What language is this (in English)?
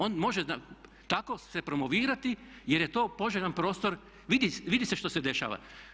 Croatian